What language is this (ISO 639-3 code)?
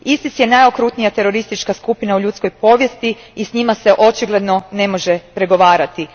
hrv